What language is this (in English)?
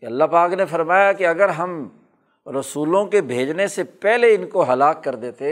Urdu